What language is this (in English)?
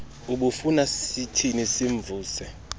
Xhosa